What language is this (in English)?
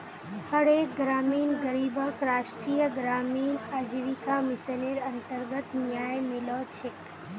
Magahi